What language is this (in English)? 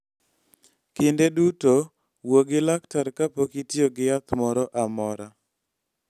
Luo (Kenya and Tanzania)